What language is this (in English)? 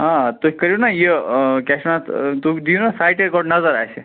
Kashmiri